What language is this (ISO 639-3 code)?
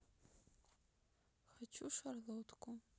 rus